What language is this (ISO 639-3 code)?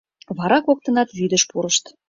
chm